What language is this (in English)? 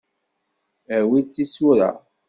Kabyle